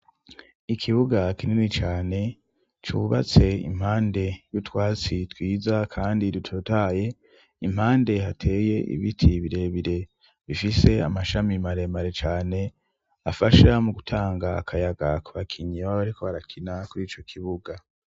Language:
Rundi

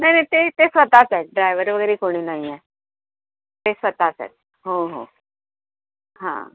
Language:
Marathi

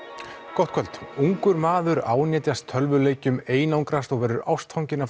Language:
Icelandic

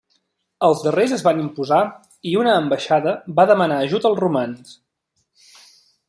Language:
Catalan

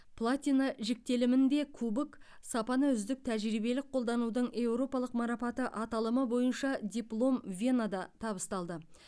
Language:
Kazakh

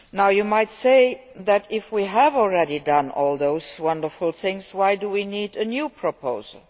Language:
English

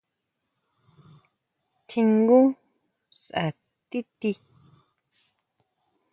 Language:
Huautla Mazatec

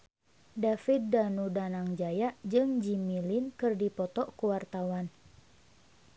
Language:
Sundanese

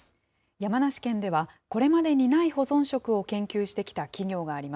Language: Japanese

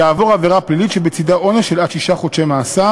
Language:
Hebrew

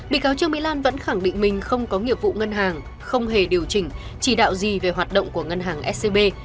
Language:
Vietnamese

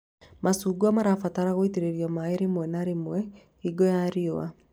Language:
Kikuyu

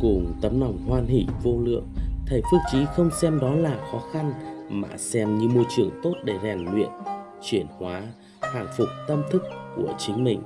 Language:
Vietnamese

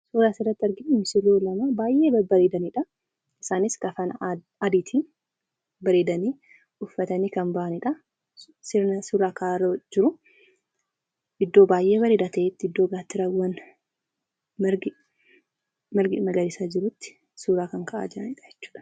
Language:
Oromo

